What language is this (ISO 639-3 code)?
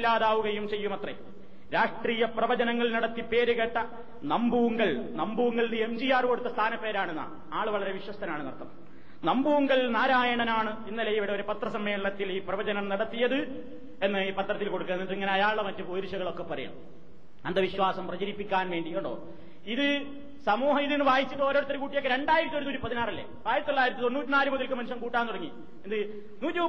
mal